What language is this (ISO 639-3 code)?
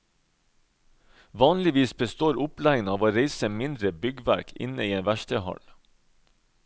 nor